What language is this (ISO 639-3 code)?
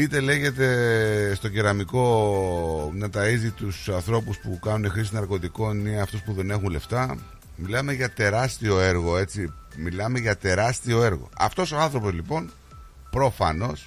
ell